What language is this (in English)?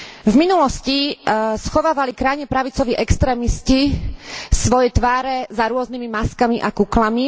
Slovak